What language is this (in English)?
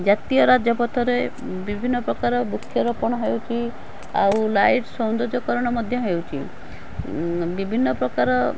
Odia